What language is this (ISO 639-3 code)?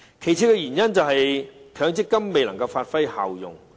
yue